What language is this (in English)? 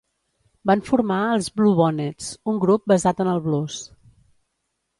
Catalan